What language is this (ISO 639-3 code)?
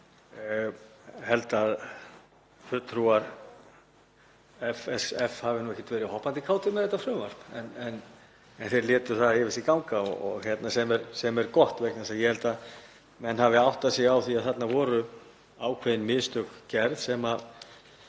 isl